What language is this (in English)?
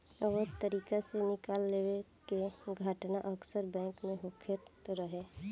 Bhojpuri